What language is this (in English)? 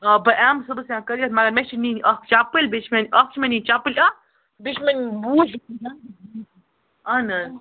Kashmiri